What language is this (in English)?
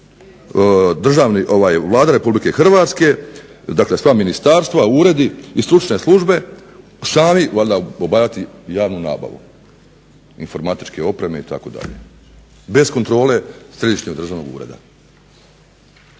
Croatian